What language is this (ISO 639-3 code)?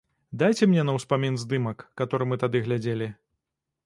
bel